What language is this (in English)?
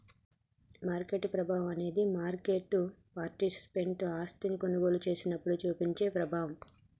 Telugu